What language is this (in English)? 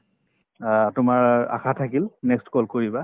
Assamese